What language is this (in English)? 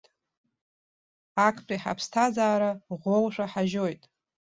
Abkhazian